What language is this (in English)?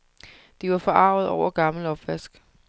Danish